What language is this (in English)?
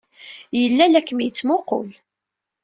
Kabyle